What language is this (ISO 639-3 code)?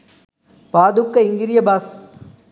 sin